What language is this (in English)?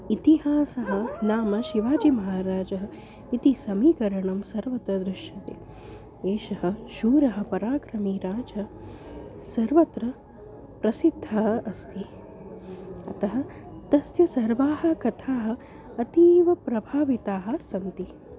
Sanskrit